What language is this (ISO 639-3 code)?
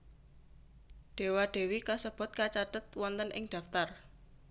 jav